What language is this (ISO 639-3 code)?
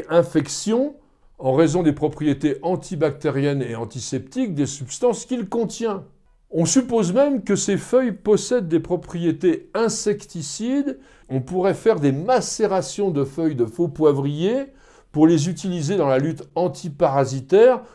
fra